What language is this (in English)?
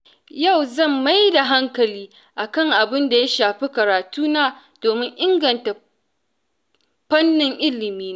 Hausa